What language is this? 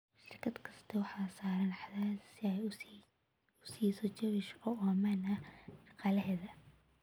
Somali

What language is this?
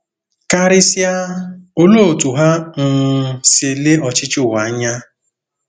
Igbo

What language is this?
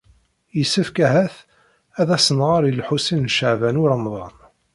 Kabyle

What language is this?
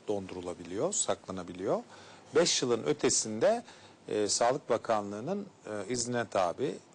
Turkish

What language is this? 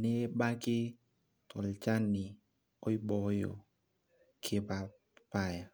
Masai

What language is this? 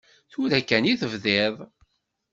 Kabyle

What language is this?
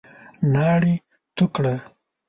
Pashto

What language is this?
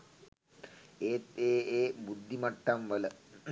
Sinhala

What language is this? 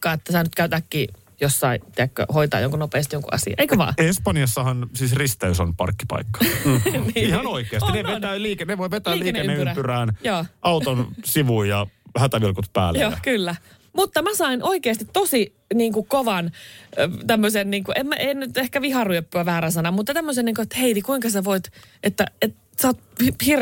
Finnish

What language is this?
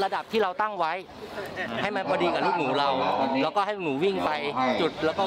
Thai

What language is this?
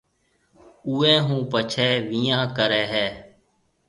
Marwari (Pakistan)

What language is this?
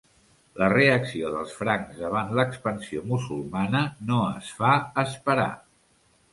Catalan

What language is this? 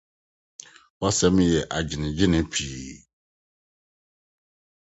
Akan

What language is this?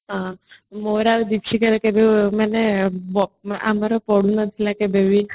Odia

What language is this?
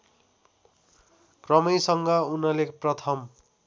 Nepali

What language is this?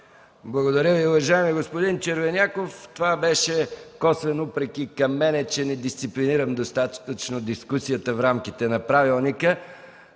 Bulgarian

